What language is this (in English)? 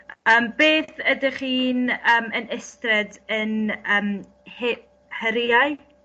Welsh